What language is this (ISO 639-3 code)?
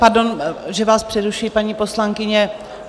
ces